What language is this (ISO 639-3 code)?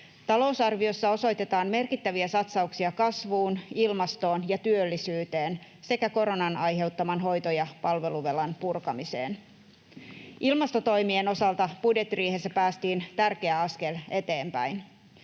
fin